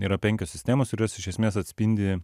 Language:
Lithuanian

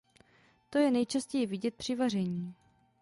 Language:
Czech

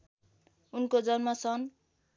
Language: Nepali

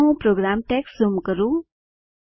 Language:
Gujarati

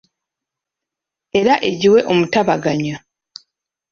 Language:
Ganda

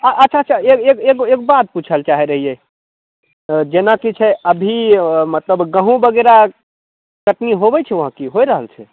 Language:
Maithili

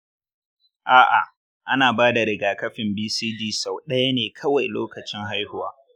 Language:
Hausa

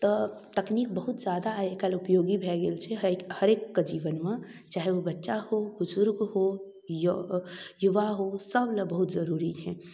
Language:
Maithili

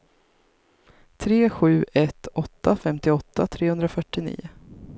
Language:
Swedish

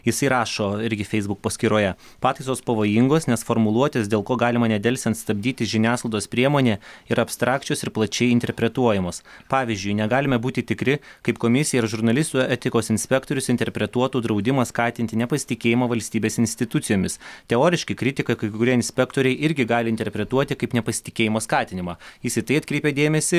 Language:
Lithuanian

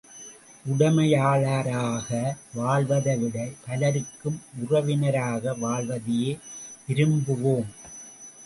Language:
Tamil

